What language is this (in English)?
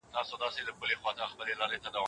Pashto